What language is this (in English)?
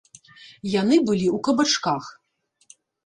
Belarusian